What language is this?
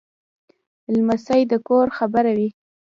Pashto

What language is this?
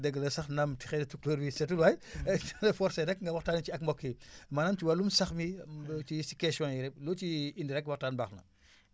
Wolof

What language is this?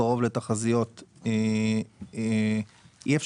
Hebrew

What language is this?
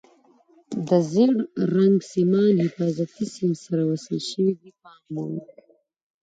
Pashto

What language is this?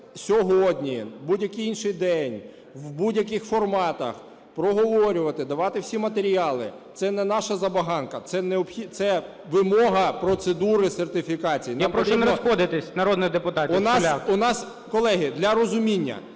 Ukrainian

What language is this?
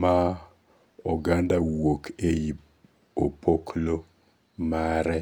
Luo (Kenya and Tanzania)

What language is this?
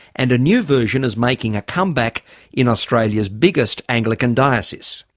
English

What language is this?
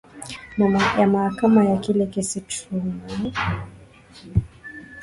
Swahili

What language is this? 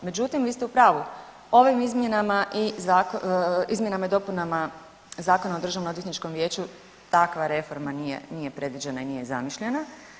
Croatian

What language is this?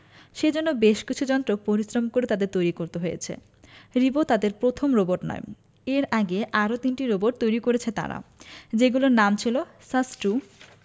Bangla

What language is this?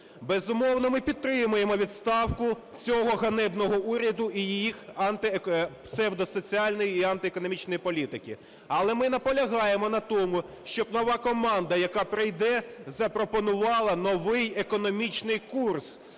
Ukrainian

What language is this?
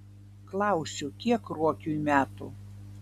Lithuanian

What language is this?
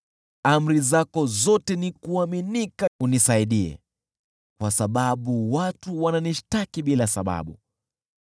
Swahili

